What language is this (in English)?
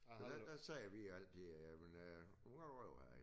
Danish